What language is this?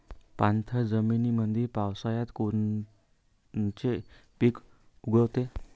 Marathi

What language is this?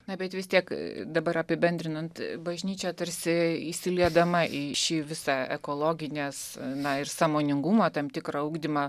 Lithuanian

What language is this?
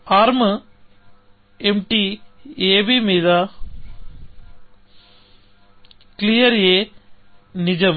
Telugu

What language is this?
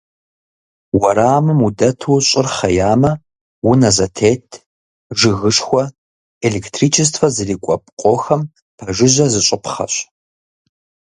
Kabardian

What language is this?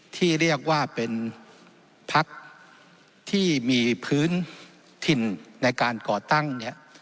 Thai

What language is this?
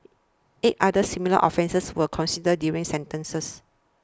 English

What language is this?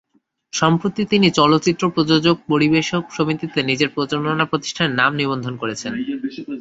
Bangla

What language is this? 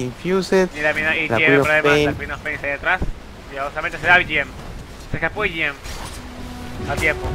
Spanish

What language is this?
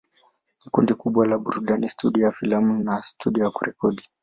Swahili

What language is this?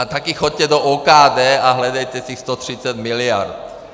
Czech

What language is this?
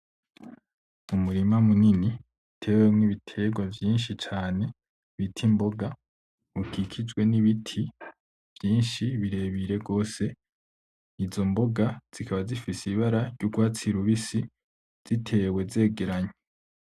Rundi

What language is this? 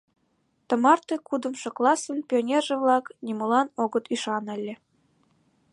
Mari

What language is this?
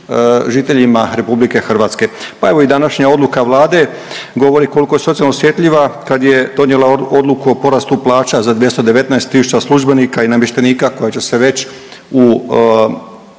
Croatian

